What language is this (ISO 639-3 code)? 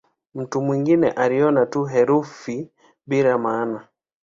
swa